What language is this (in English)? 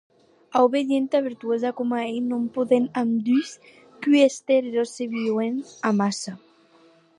Occitan